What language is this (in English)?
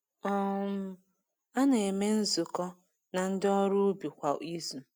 Igbo